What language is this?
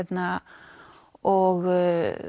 Icelandic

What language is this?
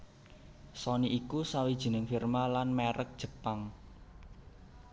Javanese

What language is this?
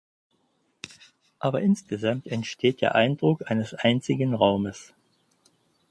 German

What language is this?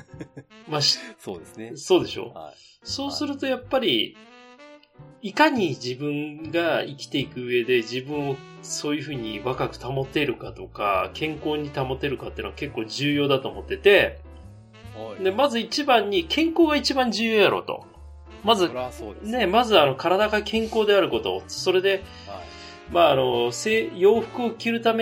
Japanese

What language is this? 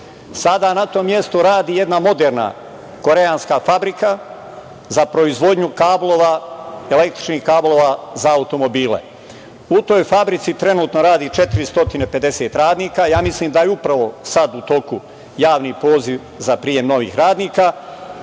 Serbian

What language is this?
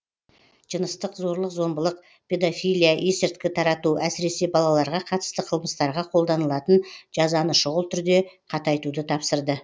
Kazakh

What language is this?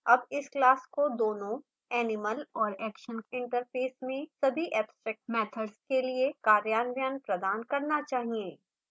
Hindi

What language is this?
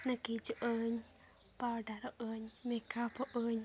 Santali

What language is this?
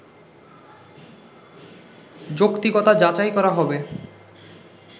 Bangla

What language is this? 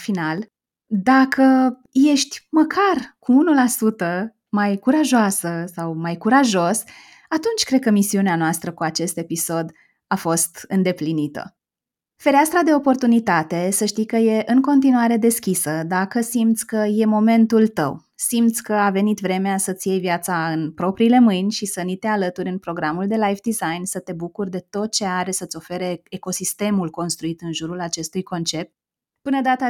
Romanian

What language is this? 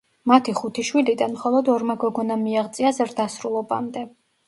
Georgian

